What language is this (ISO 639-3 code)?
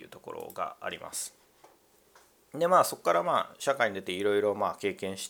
jpn